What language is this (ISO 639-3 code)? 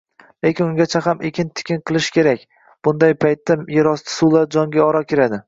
uzb